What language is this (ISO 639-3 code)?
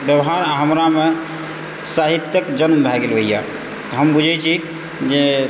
mai